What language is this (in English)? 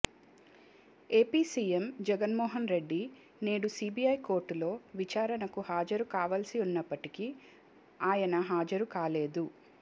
Telugu